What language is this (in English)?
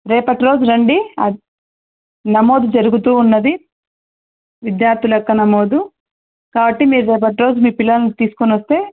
Telugu